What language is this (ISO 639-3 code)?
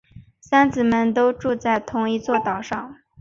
zho